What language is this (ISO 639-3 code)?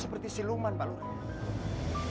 ind